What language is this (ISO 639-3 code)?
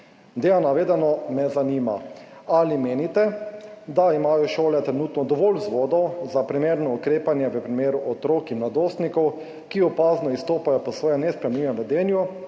slv